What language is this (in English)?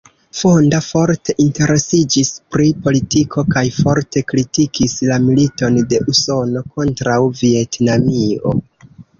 Esperanto